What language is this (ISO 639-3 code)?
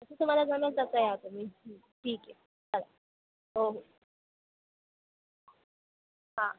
mar